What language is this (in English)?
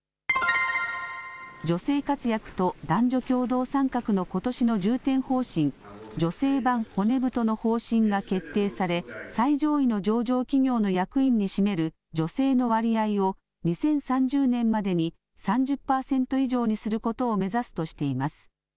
Japanese